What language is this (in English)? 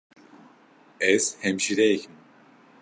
Kurdish